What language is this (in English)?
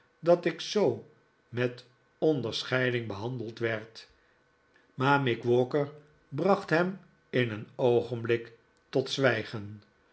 Dutch